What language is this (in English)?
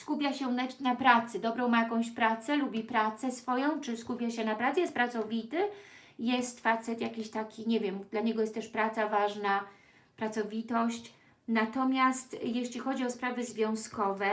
Polish